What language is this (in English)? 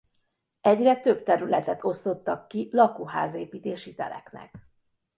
Hungarian